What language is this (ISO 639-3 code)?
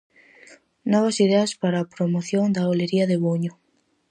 glg